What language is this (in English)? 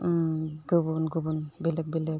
Bodo